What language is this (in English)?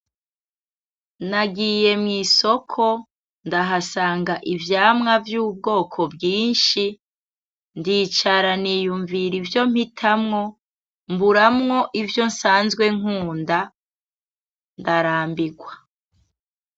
Rundi